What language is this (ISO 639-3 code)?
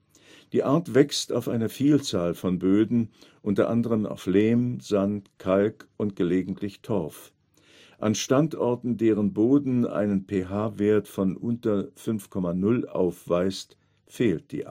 deu